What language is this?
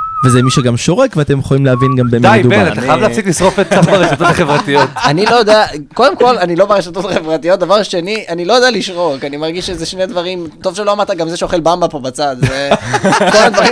Hebrew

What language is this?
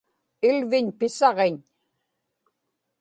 Inupiaq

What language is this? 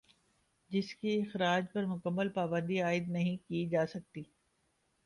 Urdu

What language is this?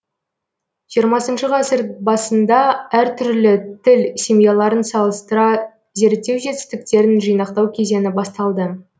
Kazakh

